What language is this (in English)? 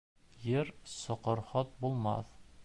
Bashkir